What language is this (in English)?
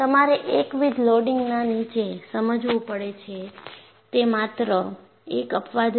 Gujarati